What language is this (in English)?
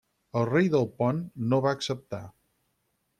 Catalan